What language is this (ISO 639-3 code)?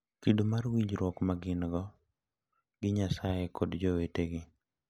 luo